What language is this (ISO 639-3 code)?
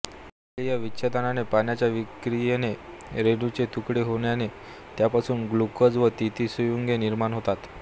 mar